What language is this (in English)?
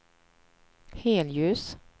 Swedish